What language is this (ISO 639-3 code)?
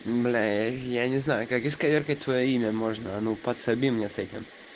rus